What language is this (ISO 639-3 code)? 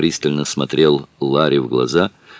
rus